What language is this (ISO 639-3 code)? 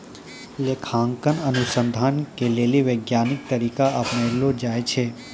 mai